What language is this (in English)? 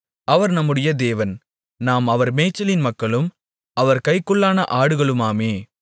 Tamil